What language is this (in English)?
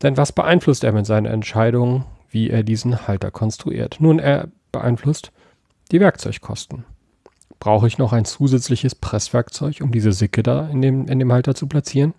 German